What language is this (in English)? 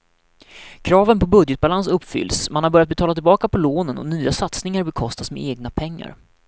Swedish